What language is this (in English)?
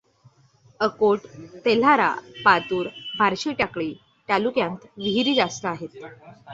Marathi